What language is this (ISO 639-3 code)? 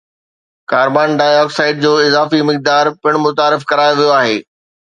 snd